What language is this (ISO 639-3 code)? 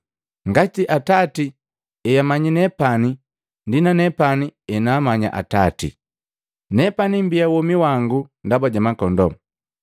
mgv